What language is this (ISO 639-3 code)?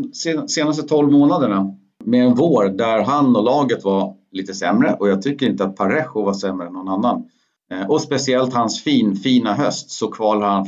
swe